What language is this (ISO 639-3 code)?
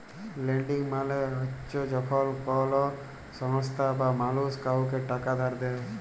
ben